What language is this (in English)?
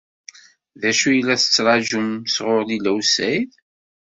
Kabyle